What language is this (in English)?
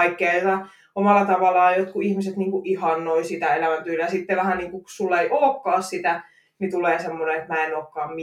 Finnish